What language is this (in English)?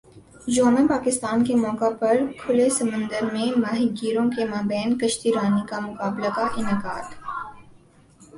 Urdu